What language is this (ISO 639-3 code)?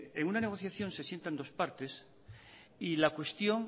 spa